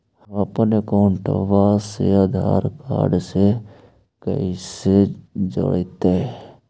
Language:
Magahi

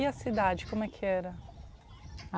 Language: Portuguese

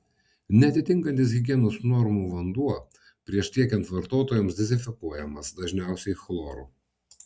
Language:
Lithuanian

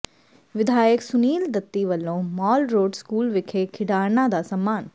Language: Punjabi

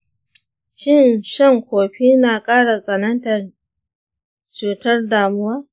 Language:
Hausa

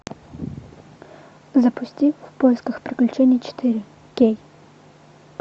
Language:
Russian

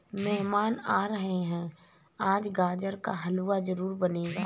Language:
Hindi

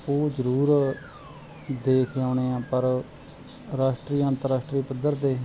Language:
Punjabi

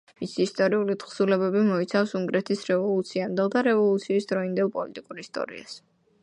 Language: Georgian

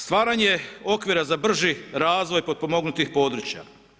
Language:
Croatian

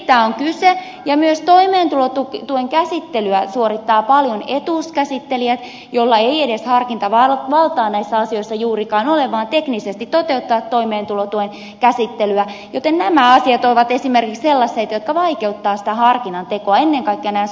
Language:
Finnish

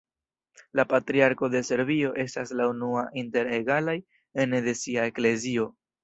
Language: Esperanto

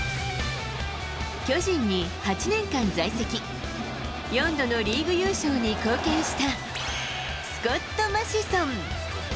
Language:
Japanese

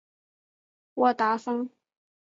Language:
Chinese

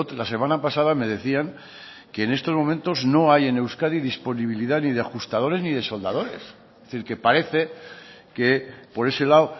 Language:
Spanish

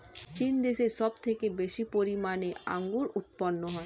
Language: Bangla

